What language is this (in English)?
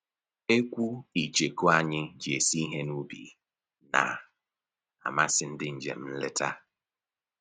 Igbo